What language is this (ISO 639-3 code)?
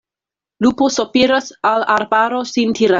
epo